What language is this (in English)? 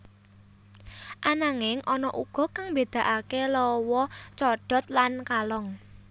Javanese